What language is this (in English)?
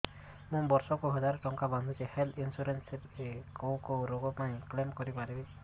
Odia